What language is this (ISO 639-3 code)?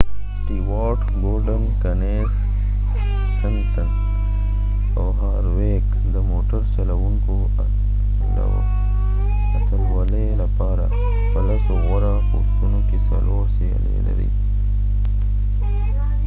pus